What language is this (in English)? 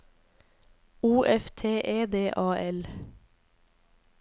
Norwegian